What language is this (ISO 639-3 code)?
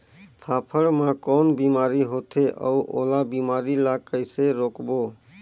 hne